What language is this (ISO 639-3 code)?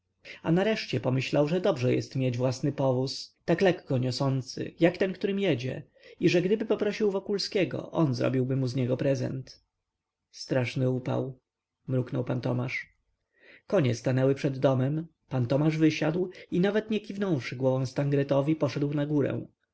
pol